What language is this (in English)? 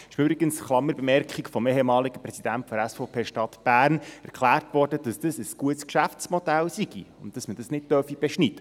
Swiss German